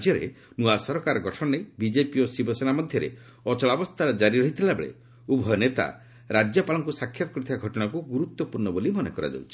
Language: Odia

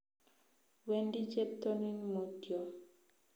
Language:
Kalenjin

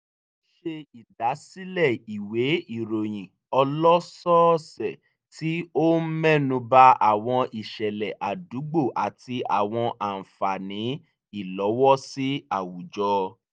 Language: Yoruba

